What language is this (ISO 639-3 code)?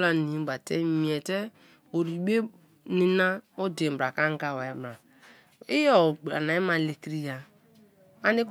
ijn